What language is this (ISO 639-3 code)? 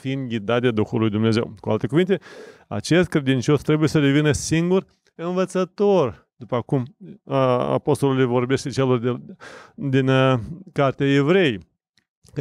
ron